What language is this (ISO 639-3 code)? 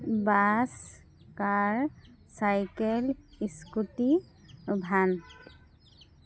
asm